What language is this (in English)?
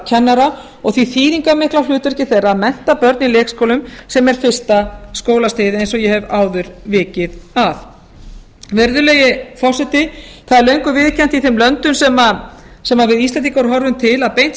Icelandic